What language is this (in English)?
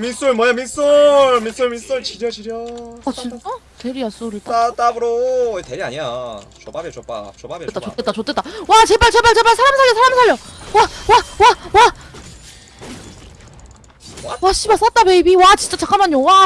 Korean